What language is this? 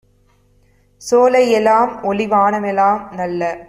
Tamil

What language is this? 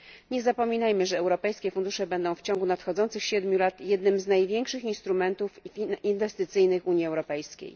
Polish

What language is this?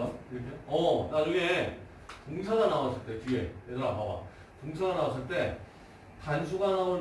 Korean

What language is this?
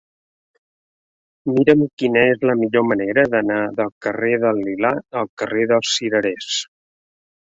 Catalan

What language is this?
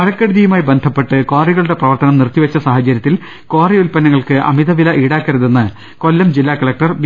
Malayalam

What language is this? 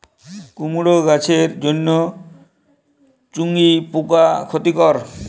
Bangla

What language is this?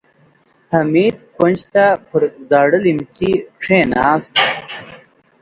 Pashto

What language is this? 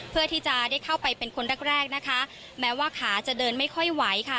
Thai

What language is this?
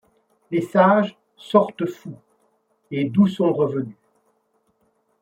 French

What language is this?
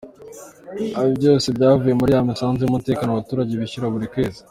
Kinyarwanda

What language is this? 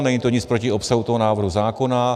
Czech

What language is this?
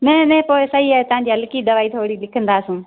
Sindhi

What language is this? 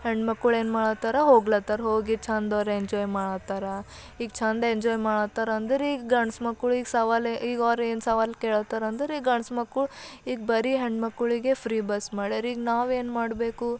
Kannada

